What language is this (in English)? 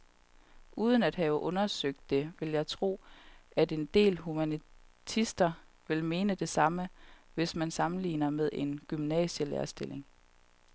Danish